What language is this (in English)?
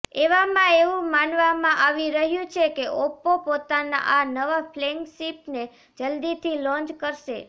Gujarati